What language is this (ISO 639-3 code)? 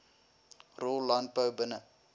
afr